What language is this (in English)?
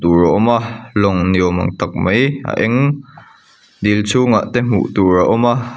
Mizo